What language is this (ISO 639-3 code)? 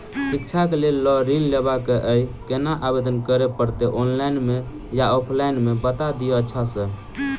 mai